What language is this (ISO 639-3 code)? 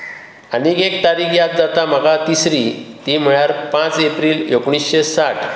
kok